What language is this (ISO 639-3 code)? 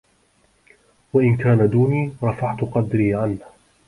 ara